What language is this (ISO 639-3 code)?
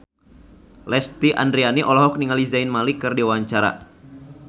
sun